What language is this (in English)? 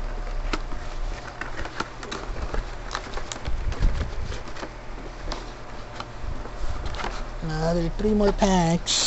English